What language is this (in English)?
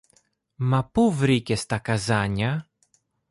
Greek